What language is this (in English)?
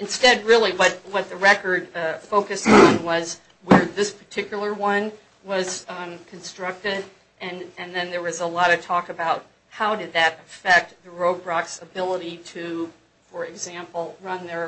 English